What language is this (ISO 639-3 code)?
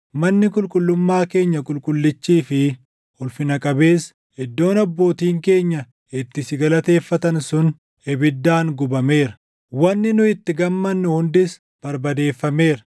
orm